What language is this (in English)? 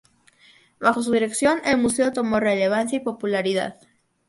Spanish